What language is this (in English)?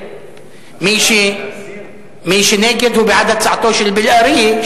Hebrew